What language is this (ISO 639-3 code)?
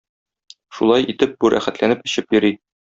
tat